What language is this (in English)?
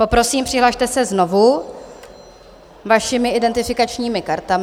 Czech